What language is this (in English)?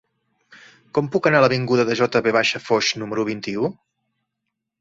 Catalan